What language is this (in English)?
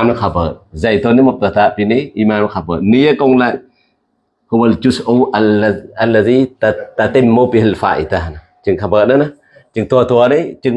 Indonesian